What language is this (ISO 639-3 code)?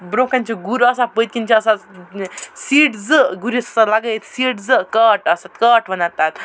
kas